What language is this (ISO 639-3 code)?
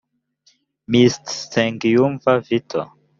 kin